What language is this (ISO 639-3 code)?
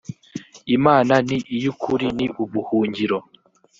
kin